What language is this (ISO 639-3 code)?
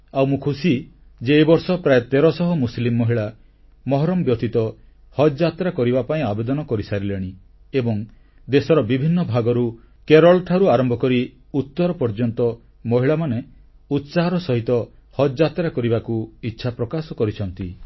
ori